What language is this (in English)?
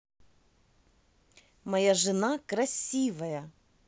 Russian